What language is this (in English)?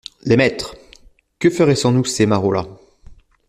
French